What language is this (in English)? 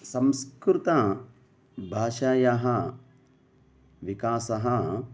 Sanskrit